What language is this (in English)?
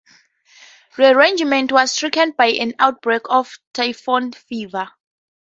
English